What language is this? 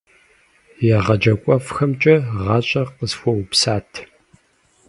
Kabardian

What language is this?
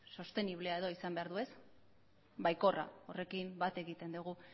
Basque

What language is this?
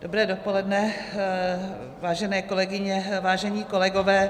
Czech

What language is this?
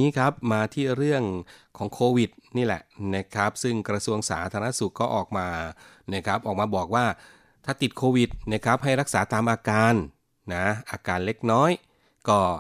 Thai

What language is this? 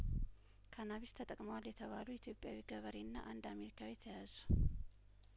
Amharic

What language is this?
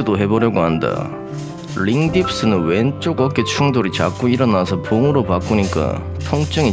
Korean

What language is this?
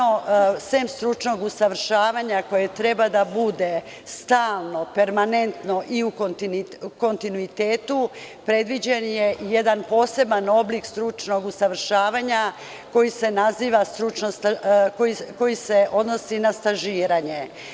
Serbian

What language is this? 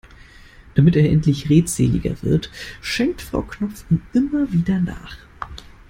German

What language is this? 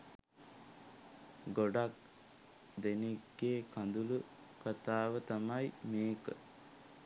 Sinhala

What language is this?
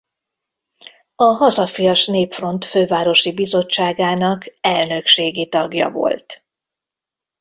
Hungarian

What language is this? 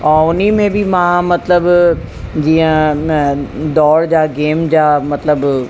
Sindhi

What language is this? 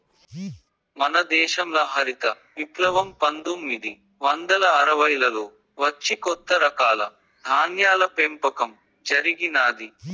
Telugu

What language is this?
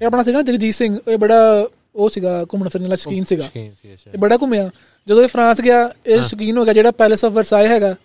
Punjabi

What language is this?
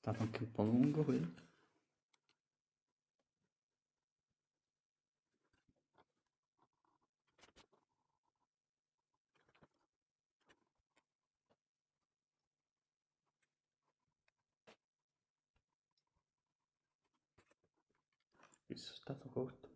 Italian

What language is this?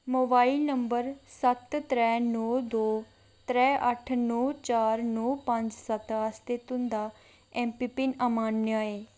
Dogri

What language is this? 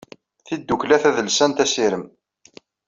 Kabyle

